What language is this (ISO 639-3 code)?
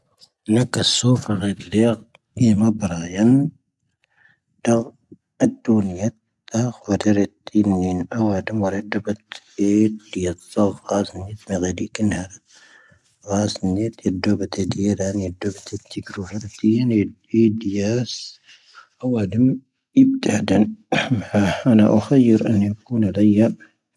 thv